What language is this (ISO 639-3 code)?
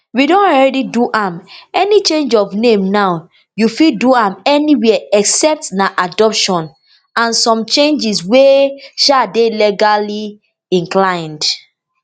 pcm